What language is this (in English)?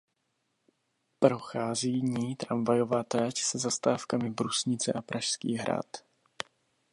Czech